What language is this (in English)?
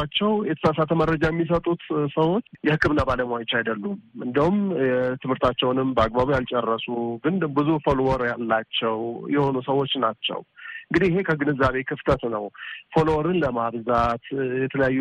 Amharic